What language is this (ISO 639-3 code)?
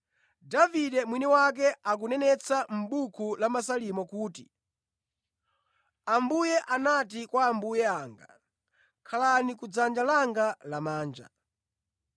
nya